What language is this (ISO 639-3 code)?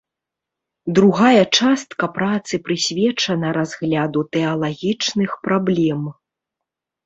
bel